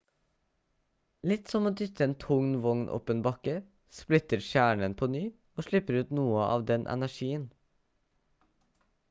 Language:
Norwegian Bokmål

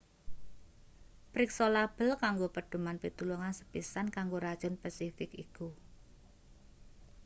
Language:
Javanese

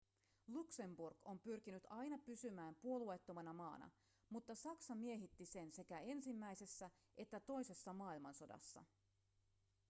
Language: Finnish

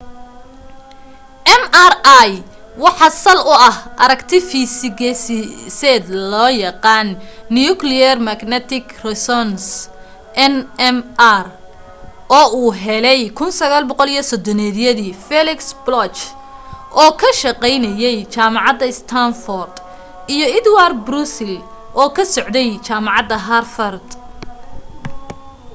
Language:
Somali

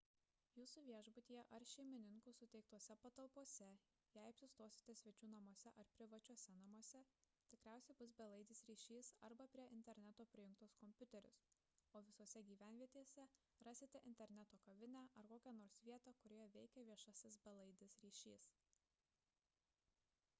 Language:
Lithuanian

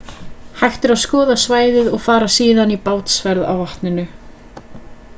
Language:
Icelandic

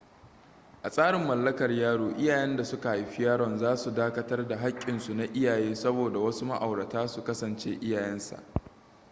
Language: Hausa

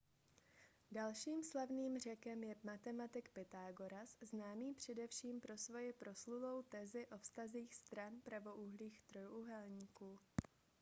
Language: Czech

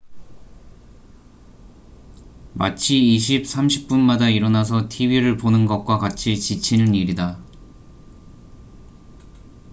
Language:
Korean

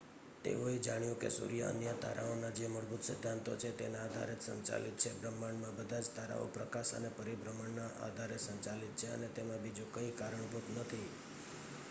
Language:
Gujarati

